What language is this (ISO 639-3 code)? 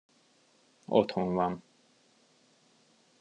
hun